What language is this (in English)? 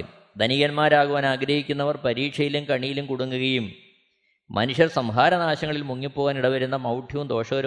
Malayalam